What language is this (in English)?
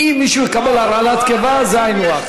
Hebrew